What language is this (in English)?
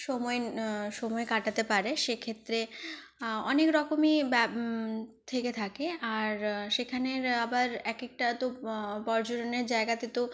Bangla